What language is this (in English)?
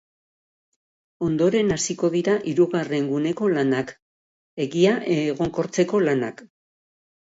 Basque